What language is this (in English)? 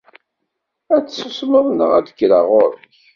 Kabyle